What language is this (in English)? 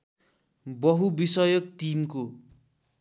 Nepali